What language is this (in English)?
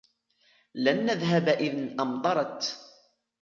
Arabic